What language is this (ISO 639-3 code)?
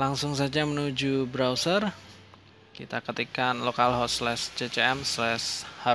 ind